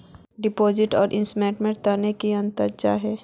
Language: Magahi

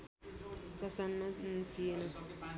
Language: Nepali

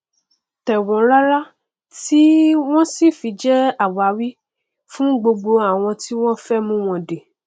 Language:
Yoruba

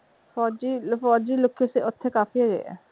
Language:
Punjabi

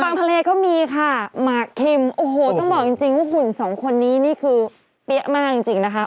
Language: Thai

